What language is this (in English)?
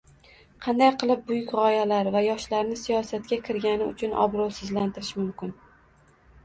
Uzbek